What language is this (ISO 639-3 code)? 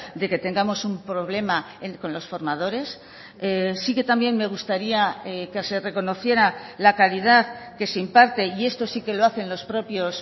spa